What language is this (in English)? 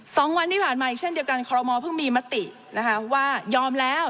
Thai